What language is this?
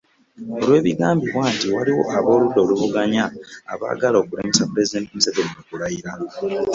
Ganda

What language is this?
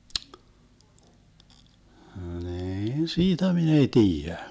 Finnish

